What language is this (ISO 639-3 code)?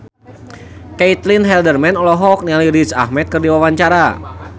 sun